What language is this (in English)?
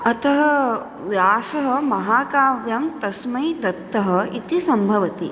Sanskrit